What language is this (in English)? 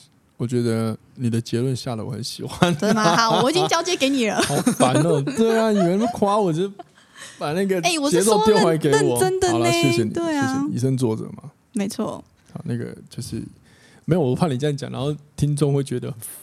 Chinese